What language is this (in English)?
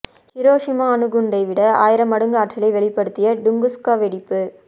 Tamil